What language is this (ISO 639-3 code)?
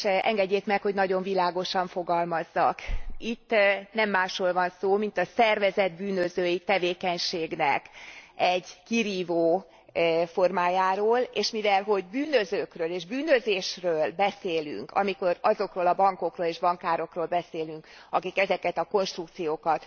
hun